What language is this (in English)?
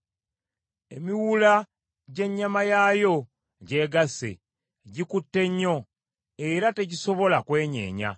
Ganda